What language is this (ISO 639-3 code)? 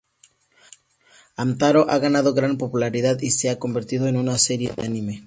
spa